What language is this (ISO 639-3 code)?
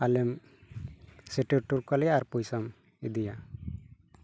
sat